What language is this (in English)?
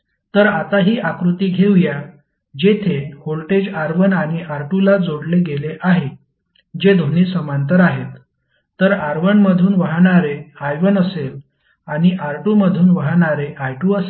Marathi